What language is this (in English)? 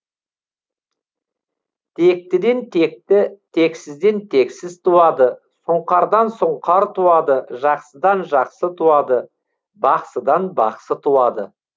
Kazakh